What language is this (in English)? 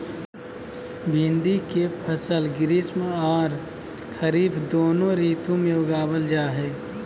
Magahi